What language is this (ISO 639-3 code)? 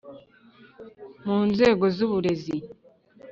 kin